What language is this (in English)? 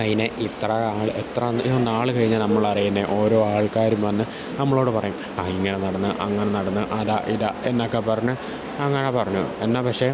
Malayalam